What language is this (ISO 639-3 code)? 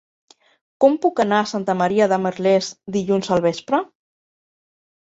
cat